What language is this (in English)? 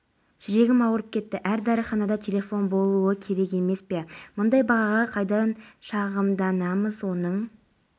Kazakh